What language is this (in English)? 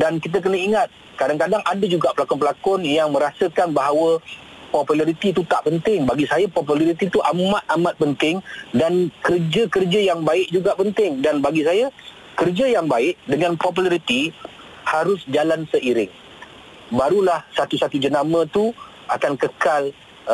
Malay